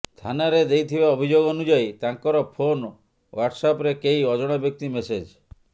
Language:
Odia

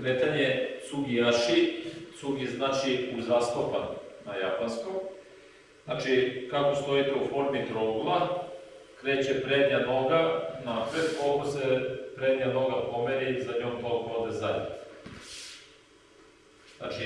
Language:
Serbian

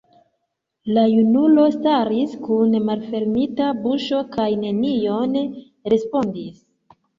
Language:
Esperanto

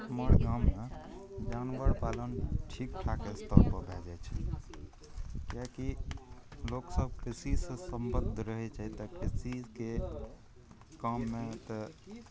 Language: Maithili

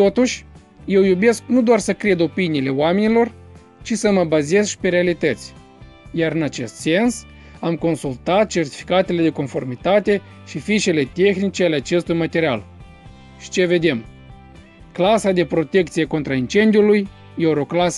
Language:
Romanian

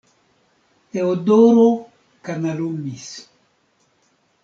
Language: Esperanto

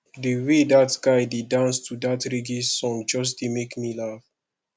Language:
Nigerian Pidgin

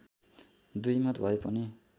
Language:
Nepali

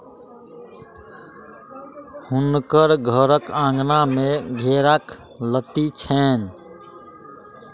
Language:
Maithili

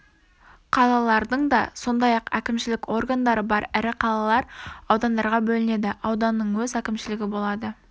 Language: Kazakh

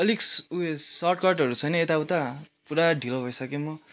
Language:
Nepali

